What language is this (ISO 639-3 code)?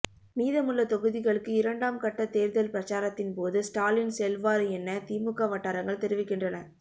tam